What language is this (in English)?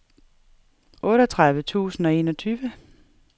Danish